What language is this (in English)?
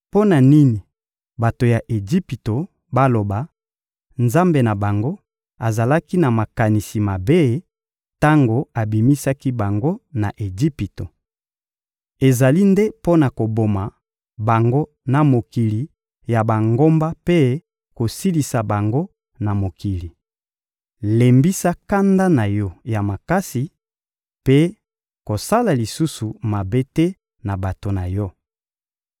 Lingala